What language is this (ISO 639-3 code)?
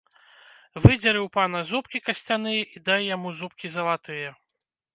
bel